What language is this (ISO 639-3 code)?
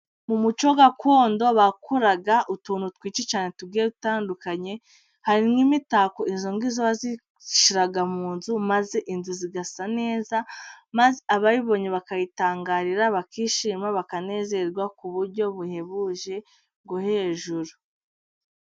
kin